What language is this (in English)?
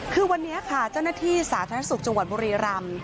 Thai